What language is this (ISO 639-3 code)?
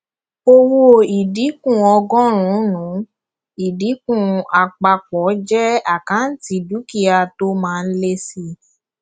yor